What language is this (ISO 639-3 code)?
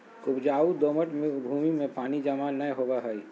mag